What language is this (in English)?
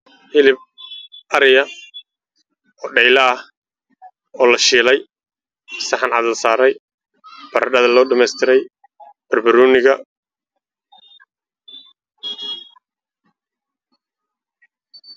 Somali